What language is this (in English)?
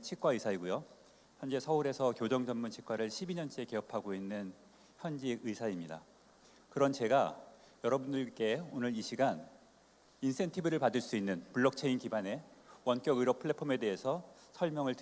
Korean